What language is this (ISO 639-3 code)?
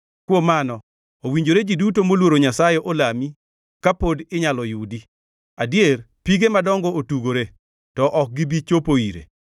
luo